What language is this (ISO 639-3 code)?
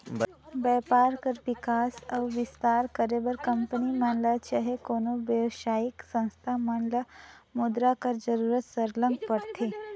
hne